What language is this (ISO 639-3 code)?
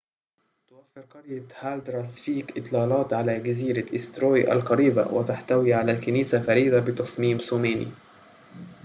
ara